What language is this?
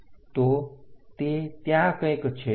Gujarati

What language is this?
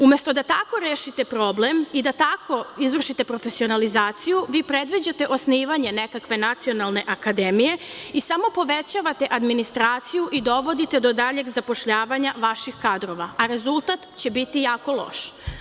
Serbian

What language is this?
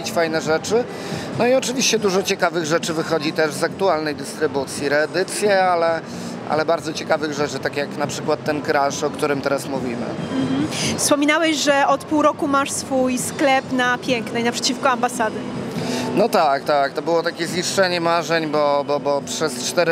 Polish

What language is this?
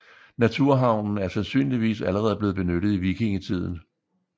Danish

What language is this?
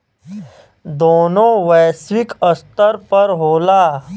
Bhojpuri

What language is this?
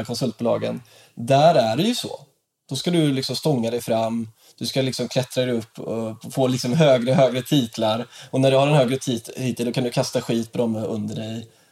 Swedish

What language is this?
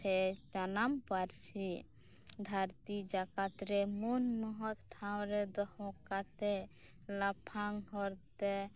Santali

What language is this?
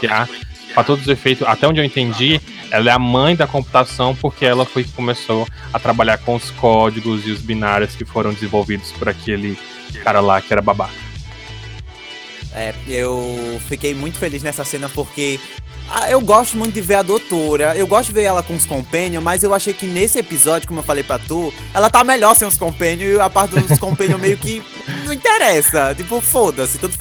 Portuguese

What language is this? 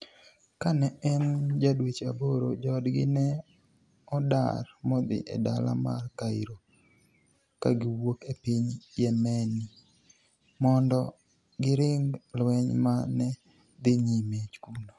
Luo (Kenya and Tanzania)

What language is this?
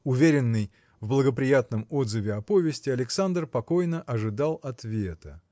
Russian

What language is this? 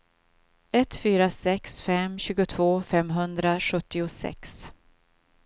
Swedish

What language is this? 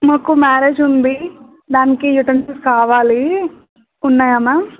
Telugu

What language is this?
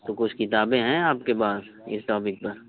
Urdu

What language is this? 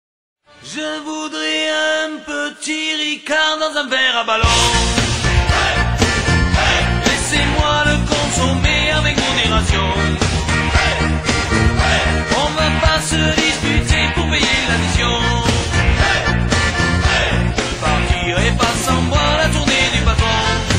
French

